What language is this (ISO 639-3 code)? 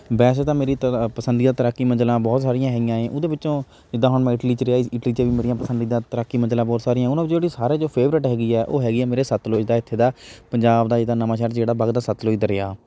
pan